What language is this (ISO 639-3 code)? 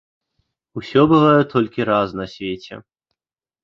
bel